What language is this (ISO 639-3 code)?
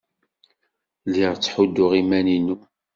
kab